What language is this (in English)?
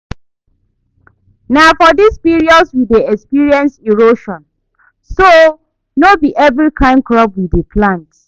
Nigerian Pidgin